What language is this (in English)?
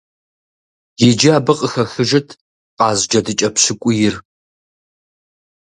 Kabardian